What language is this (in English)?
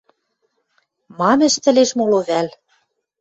Western Mari